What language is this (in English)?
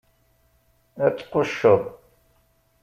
Kabyle